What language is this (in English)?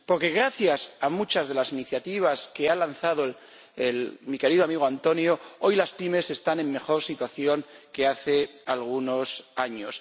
Spanish